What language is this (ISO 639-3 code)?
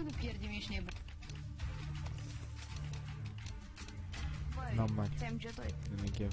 ron